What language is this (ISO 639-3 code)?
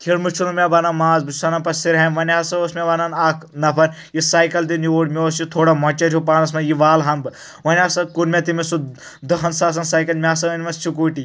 kas